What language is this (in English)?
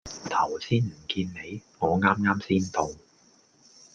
Cantonese